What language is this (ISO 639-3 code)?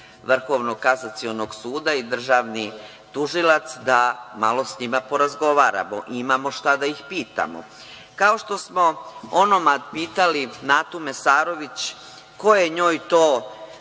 srp